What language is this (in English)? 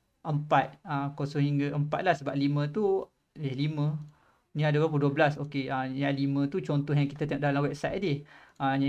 Malay